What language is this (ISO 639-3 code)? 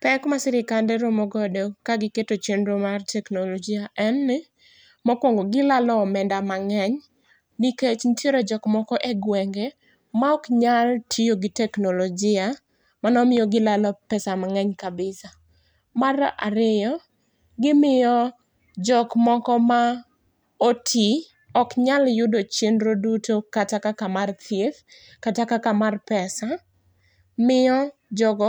luo